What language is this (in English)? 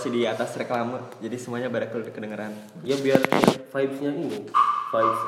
Indonesian